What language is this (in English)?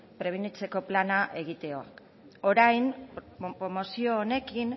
Basque